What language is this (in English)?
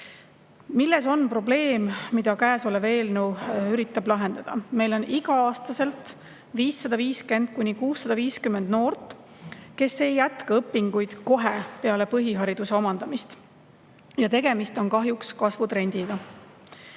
Estonian